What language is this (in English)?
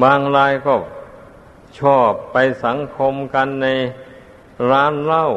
Thai